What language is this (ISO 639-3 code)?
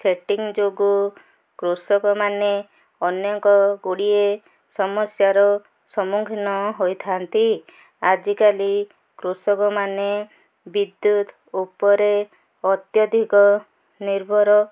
ori